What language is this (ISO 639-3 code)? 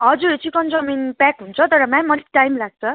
nep